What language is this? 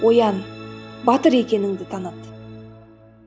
Kazakh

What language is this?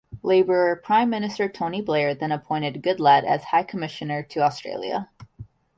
English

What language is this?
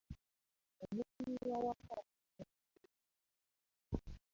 Ganda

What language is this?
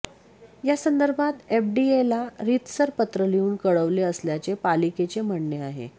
Marathi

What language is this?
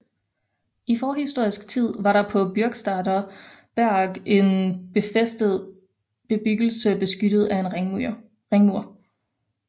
Danish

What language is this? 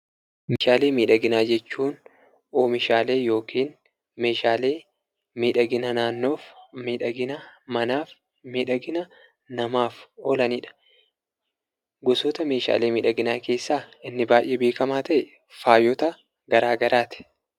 Oromo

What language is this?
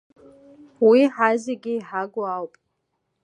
Abkhazian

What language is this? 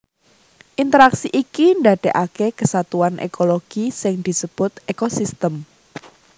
Javanese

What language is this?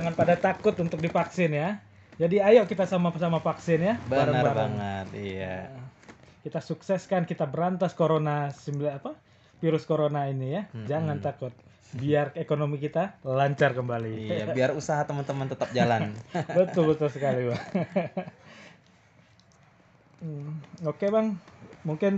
Indonesian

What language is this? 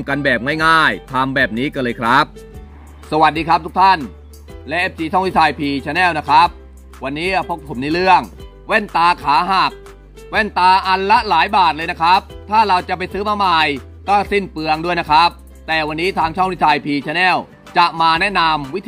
Thai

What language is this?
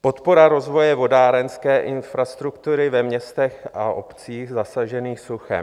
Czech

